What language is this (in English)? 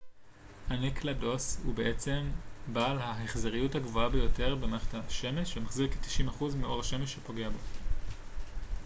Hebrew